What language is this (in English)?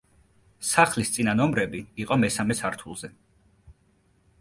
Georgian